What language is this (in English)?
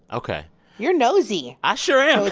English